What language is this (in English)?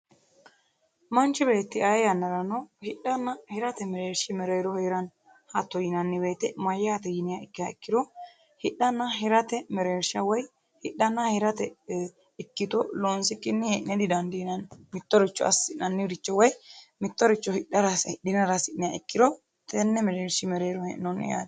Sidamo